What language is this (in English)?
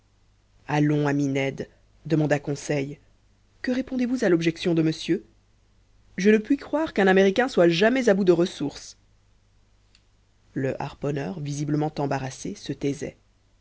French